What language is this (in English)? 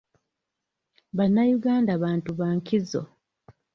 Ganda